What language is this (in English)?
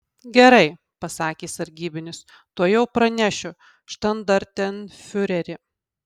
Lithuanian